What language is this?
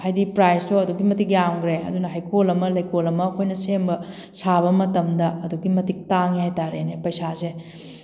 Manipuri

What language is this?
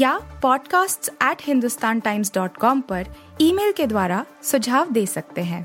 Hindi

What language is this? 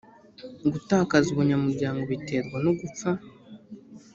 Kinyarwanda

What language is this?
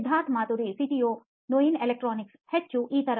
Kannada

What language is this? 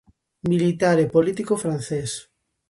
Galician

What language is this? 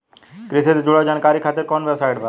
Bhojpuri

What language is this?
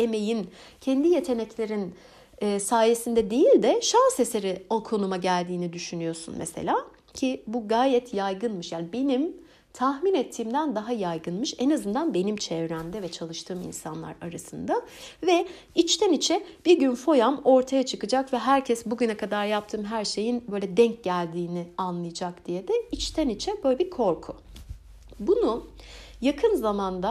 Turkish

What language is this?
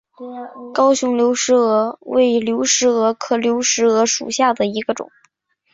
Chinese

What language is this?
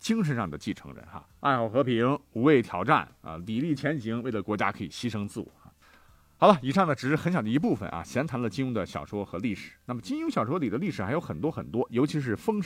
Chinese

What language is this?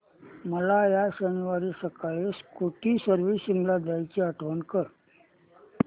Marathi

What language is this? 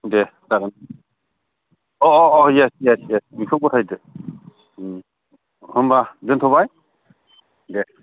Bodo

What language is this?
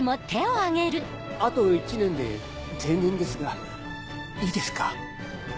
Japanese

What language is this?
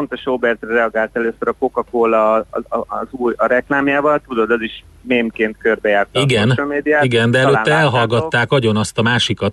Hungarian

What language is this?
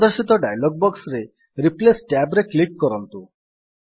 Odia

